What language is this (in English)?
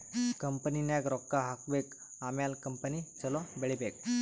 Kannada